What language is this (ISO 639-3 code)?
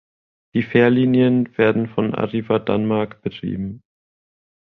deu